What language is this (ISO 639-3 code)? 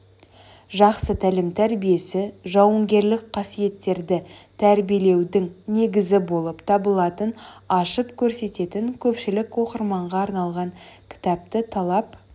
kaz